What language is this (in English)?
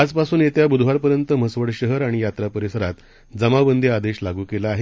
Marathi